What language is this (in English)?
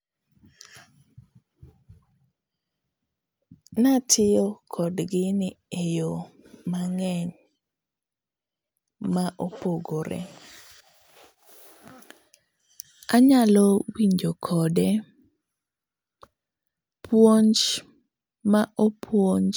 Luo (Kenya and Tanzania)